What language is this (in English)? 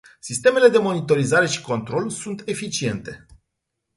Romanian